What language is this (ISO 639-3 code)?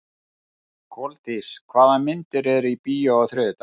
isl